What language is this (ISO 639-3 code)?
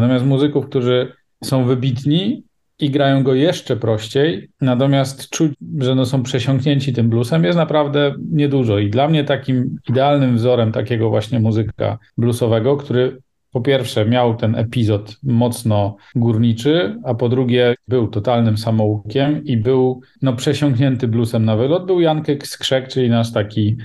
pol